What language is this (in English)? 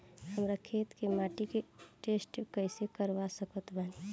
Bhojpuri